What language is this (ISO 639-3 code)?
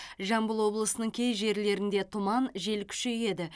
kaz